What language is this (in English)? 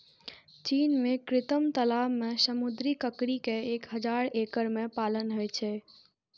Maithili